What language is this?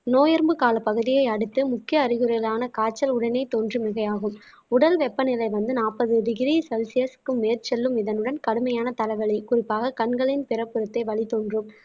Tamil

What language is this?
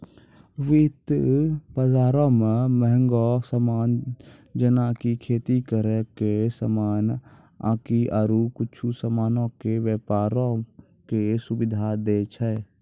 Maithili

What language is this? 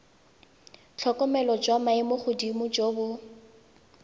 Tswana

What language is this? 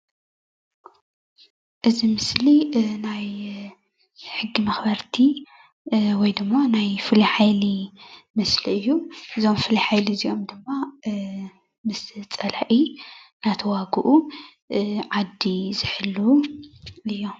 Tigrinya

